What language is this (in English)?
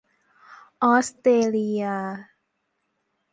Thai